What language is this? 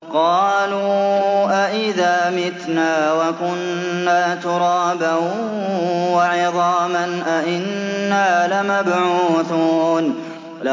Arabic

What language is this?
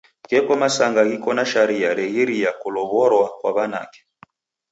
Taita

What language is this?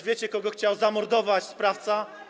Polish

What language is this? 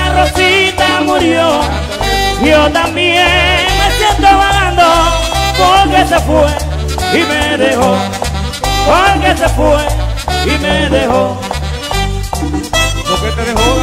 Arabic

